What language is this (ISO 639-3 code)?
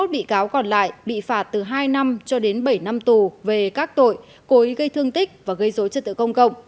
vie